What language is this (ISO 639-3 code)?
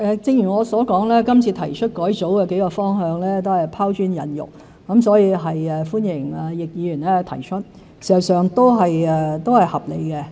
yue